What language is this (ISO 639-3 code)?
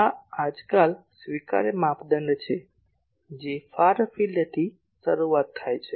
guj